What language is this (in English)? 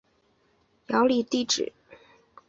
Chinese